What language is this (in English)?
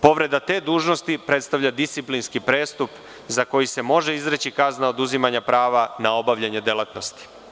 Serbian